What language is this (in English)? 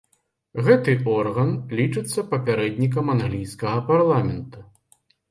Belarusian